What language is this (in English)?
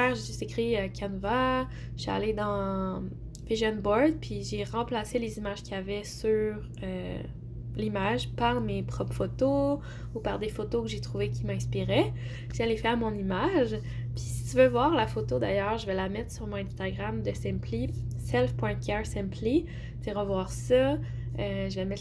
French